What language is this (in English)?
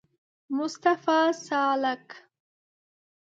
Pashto